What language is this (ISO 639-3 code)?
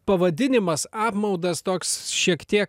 lit